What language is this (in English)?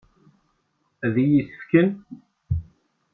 Kabyle